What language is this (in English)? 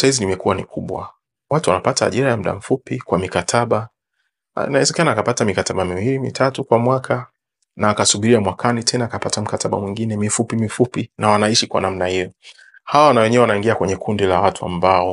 Swahili